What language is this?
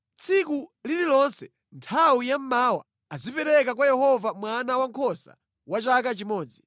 Nyanja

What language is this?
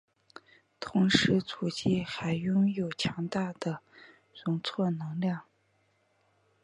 Chinese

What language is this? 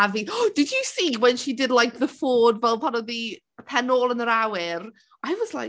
Welsh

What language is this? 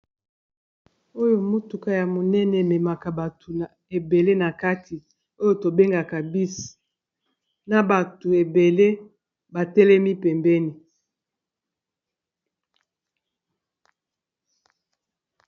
Lingala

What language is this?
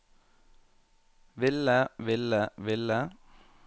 Norwegian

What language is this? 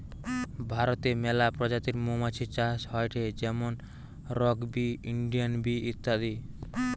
Bangla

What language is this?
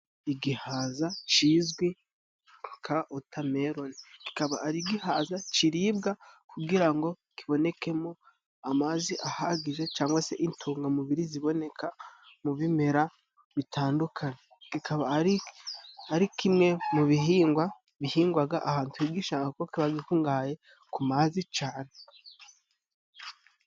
Kinyarwanda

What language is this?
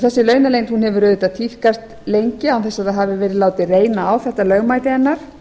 Icelandic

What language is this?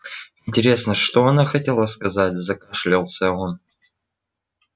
Russian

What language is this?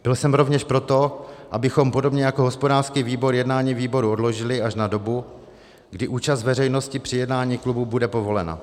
Czech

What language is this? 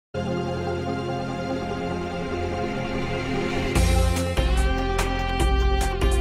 Indonesian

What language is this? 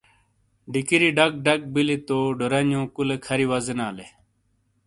Shina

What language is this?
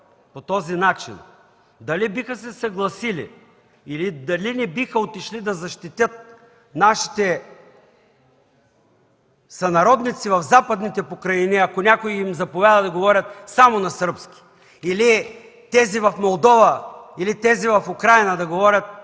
Bulgarian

